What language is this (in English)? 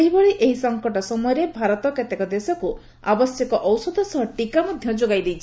Odia